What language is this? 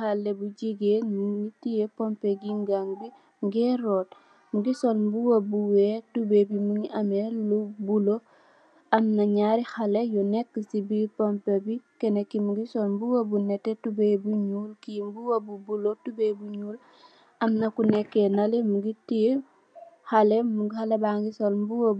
Wolof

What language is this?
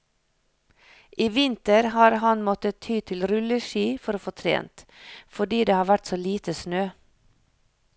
Norwegian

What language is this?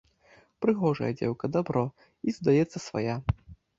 Belarusian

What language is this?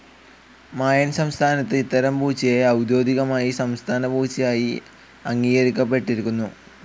Malayalam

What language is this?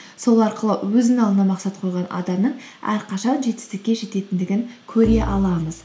Kazakh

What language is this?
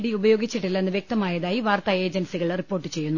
Malayalam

